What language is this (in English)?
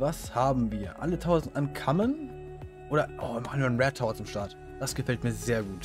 German